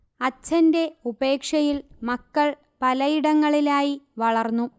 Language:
Malayalam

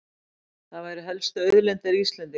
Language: Icelandic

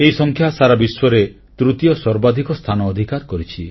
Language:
Odia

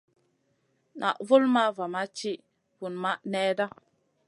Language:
Masana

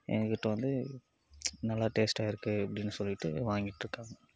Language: Tamil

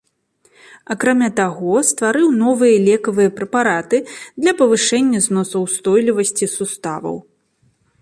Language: Belarusian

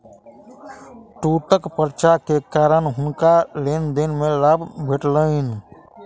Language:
Maithili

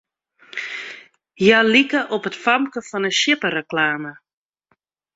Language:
Western Frisian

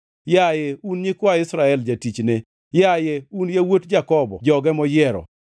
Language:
Luo (Kenya and Tanzania)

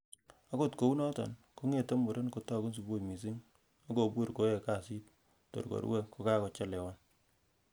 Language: Kalenjin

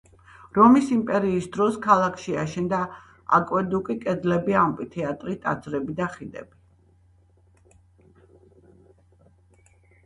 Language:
Georgian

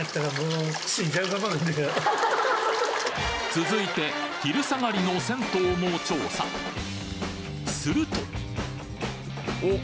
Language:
Japanese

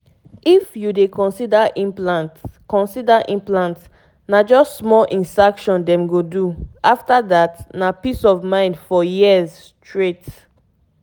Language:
Nigerian Pidgin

